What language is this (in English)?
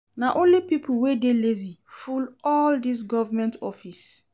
Nigerian Pidgin